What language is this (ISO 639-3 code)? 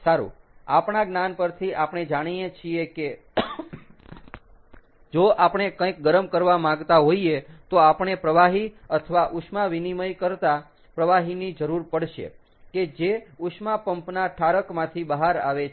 guj